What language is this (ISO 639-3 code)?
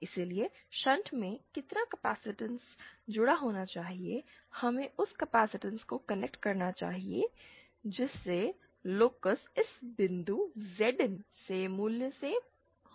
hin